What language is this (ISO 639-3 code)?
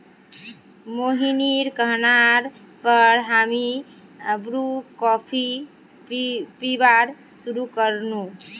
mag